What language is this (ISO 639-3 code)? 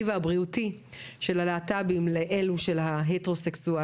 heb